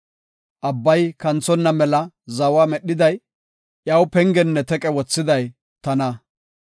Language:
Gofa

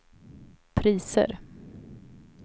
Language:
Swedish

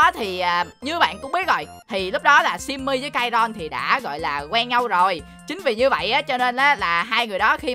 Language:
Vietnamese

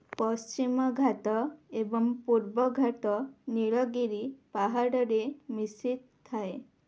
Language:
Odia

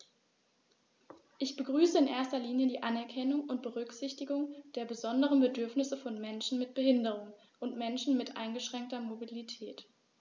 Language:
German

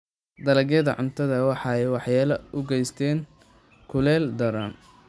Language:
Somali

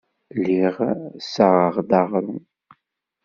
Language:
Kabyle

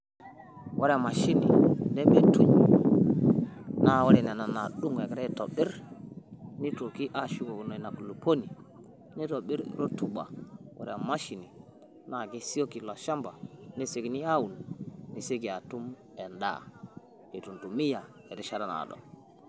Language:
Masai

